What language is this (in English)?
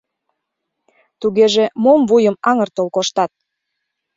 Mari